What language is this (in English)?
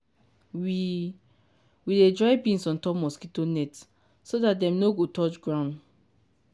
Nigerian Pidgin